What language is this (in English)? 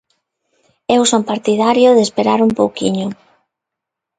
Galician